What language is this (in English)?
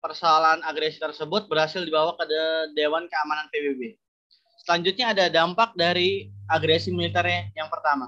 Indonesian